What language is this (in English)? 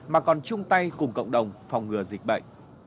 Vietnamese